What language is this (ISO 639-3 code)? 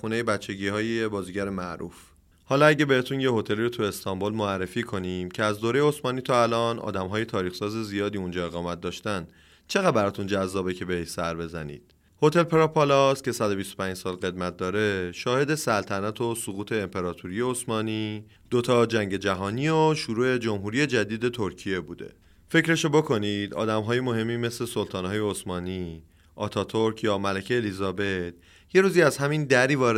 fas